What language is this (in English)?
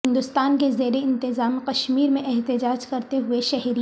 Urdu